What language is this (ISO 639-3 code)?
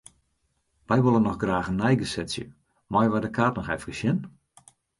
fry